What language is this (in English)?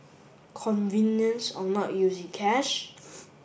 English